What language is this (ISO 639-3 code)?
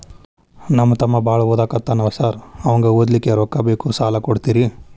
kan